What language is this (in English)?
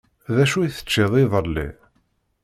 Kabyle